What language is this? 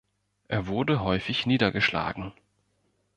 German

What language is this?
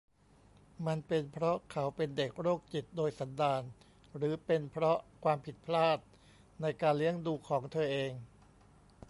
Thai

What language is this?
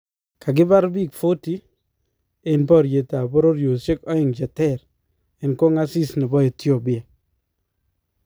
Kalenjin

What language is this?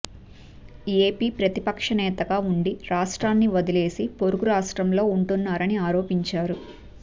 Telugu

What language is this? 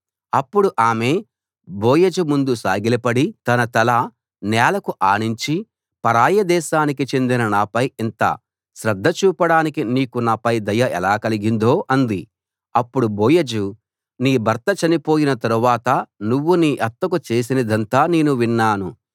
Telugu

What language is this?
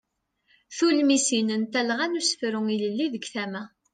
Kabyle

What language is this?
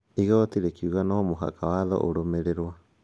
Kikuyu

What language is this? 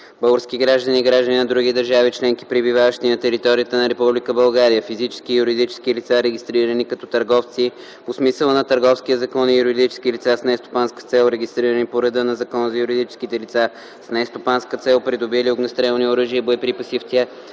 Bulgarian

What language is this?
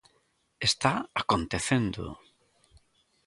Galician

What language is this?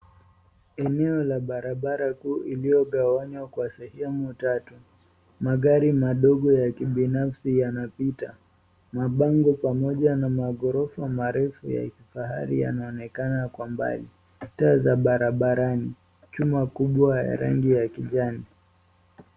Swahili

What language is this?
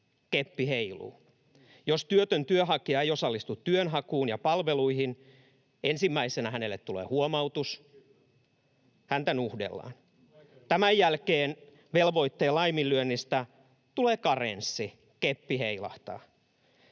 Finnish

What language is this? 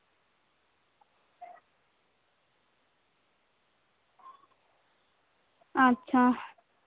Santali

